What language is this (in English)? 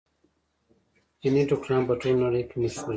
Pashto